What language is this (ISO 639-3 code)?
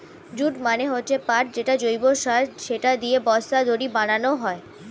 ben